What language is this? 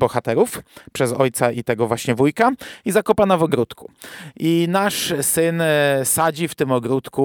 Polish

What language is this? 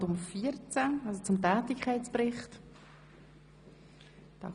Swiss German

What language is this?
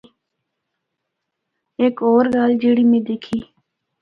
Northern Hindko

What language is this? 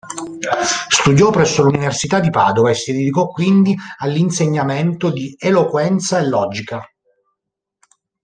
Italian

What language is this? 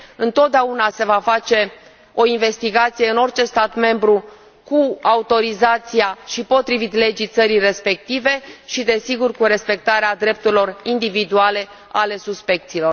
Romanian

